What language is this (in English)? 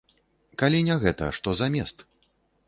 Belarusian